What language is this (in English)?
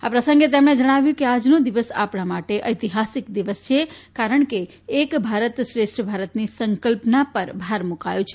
Gujarati